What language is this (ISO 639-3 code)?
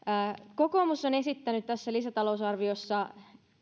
fin